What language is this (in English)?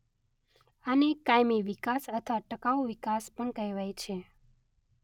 Gujarati